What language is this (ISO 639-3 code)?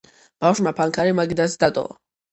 kat